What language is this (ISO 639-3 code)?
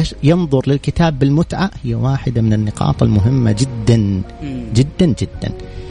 ara